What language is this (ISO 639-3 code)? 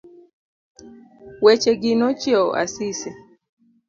luo